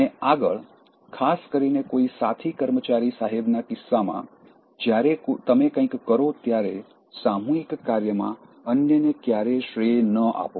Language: Gujarati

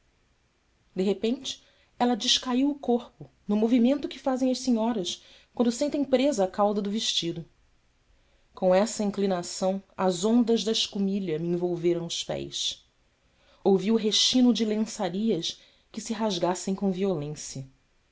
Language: Portuguese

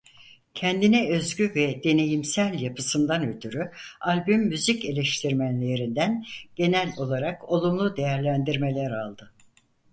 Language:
Turkish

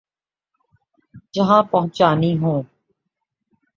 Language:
Urdu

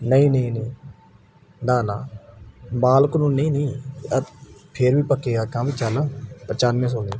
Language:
Punjabi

